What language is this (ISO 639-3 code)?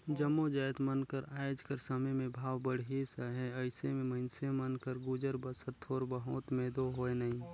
hne